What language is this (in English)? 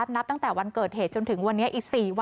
Thai